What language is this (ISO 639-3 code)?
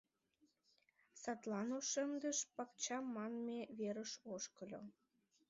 chm